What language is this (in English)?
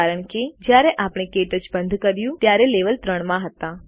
Gujarati